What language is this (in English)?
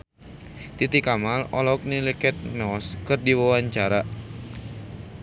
Sundanese